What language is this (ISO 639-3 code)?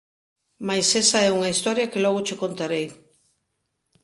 glg